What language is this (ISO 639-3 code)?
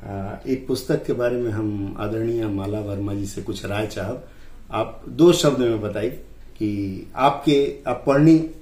hin